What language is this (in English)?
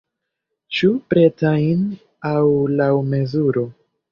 Esperanto